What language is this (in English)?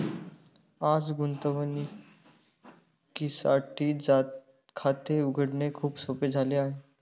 Marathi